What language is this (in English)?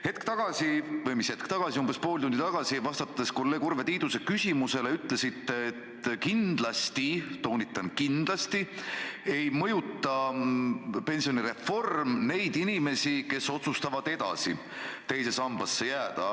Estonian